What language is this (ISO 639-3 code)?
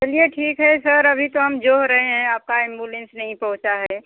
hin